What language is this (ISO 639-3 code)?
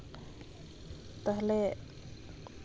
sat